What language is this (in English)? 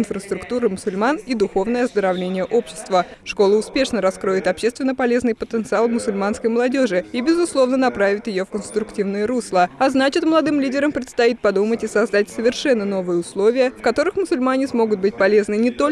Russian